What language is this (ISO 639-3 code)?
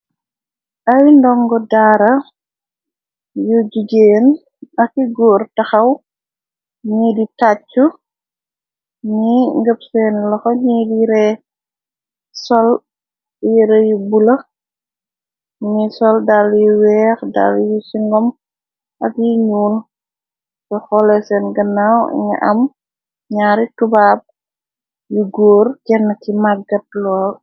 wol